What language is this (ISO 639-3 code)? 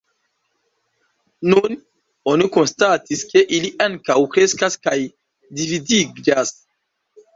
epo